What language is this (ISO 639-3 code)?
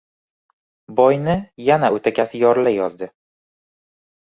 uzb